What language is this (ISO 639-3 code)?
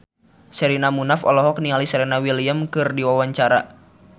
sun